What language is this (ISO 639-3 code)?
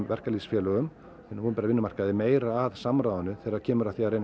isl